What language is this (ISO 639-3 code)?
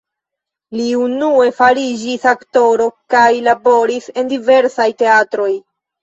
epo